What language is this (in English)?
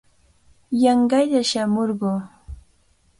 Cajatambo North Lima Quechua